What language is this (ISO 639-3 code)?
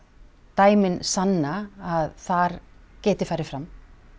isl